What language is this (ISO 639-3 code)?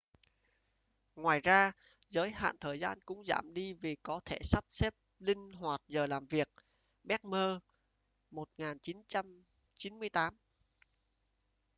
vie